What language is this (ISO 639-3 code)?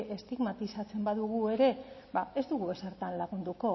eus